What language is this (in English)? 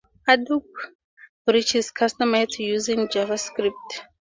English